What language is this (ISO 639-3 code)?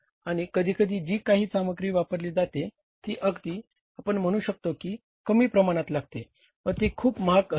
mar